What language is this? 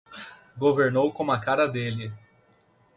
Portuguese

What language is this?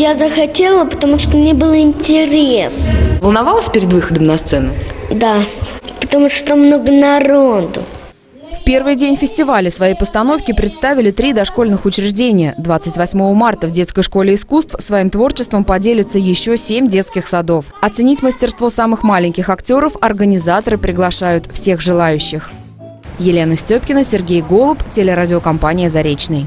Russian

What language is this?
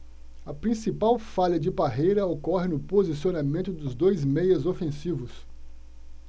Portuguese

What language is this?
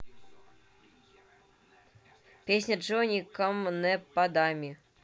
Russian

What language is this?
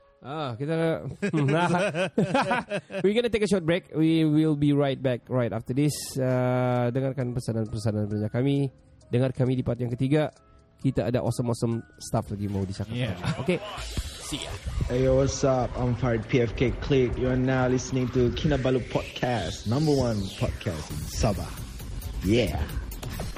Malay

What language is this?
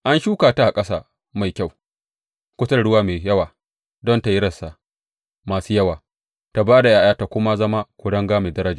Hausa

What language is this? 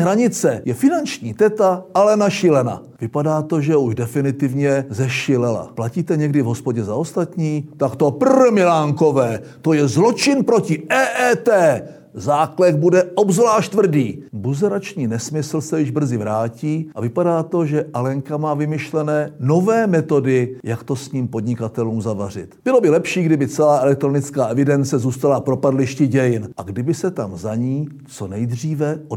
Czech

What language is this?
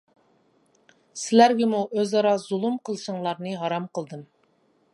Uyghur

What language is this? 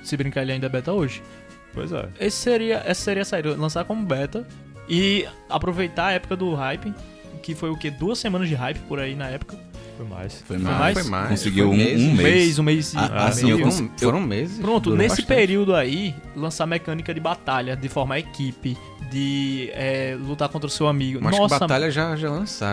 Portuguese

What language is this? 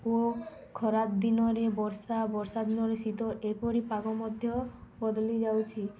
Odia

